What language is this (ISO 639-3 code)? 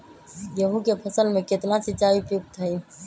mag